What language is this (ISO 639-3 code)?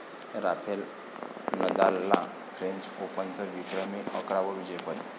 mar